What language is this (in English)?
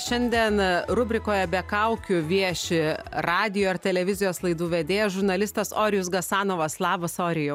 Lithuanian